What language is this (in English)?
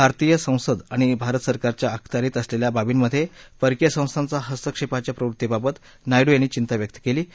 Marathi